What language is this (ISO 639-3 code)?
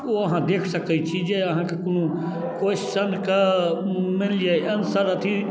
mai